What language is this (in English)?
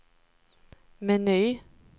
Swedish